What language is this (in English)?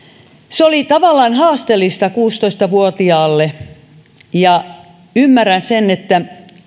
Finnish